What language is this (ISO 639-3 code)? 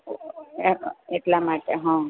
guj